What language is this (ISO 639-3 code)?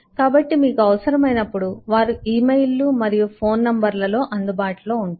tel